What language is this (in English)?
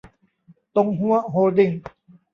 Thai